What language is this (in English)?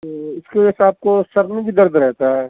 Urdu